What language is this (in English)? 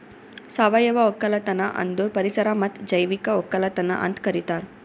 Kannada